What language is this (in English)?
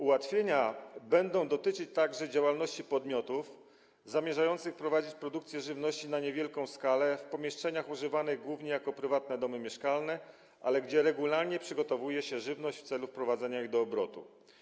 Polish